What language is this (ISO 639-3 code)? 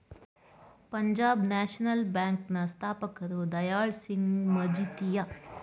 kan